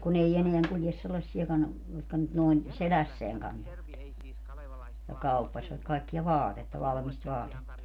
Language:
Finnish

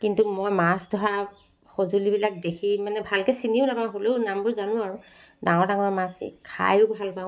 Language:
Assamese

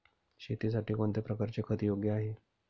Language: Marathi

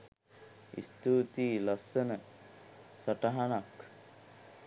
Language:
Sinhala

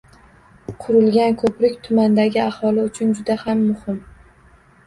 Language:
Uzbek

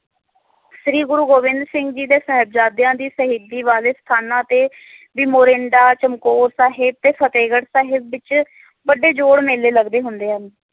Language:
Punjabi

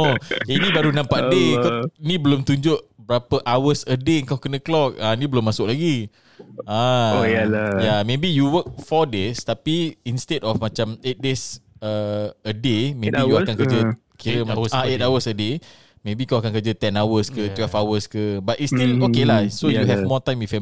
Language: Malay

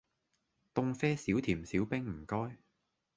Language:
Cantonese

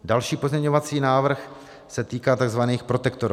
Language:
Czech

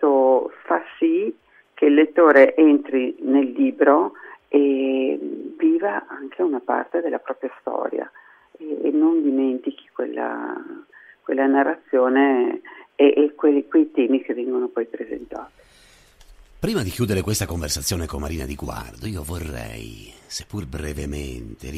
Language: Italian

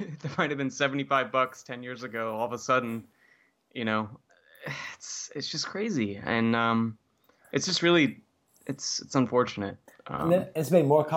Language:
English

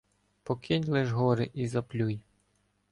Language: Ukrainian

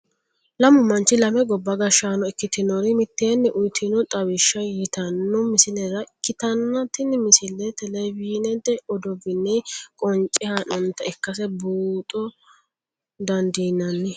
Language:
Sidamo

